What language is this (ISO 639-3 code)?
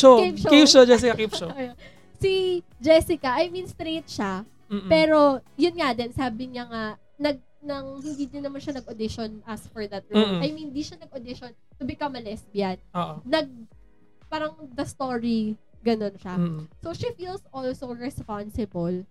fil